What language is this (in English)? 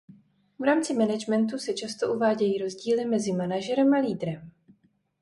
Czech